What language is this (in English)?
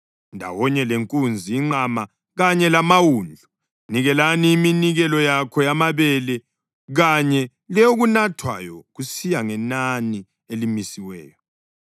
North Ndebele